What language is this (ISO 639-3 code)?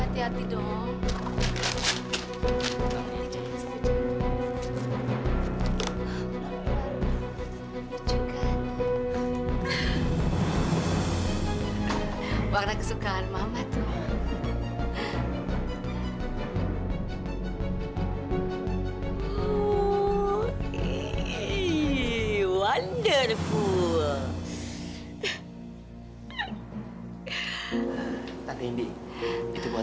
ind